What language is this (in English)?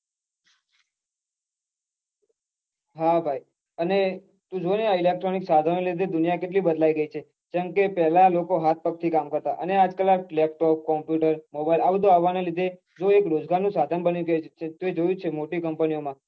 Gujarati